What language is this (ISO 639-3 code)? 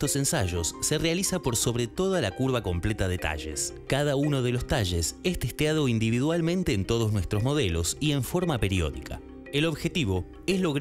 spa